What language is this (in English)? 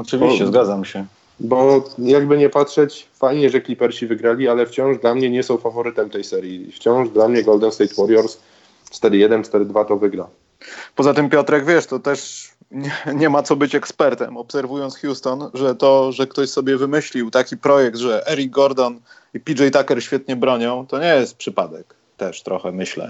Polish